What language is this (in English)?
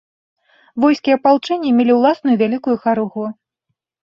Belarusian